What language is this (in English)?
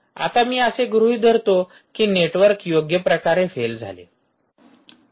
Marathi